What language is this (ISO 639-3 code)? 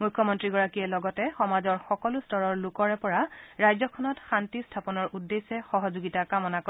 asm